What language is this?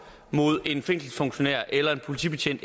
Danish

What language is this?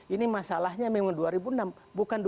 Indonesian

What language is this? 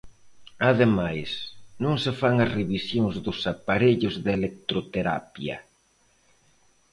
Galician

